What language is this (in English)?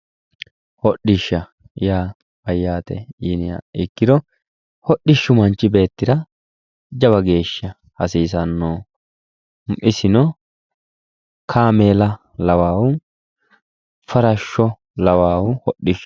Sidamo